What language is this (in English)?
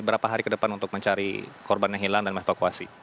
Indonesian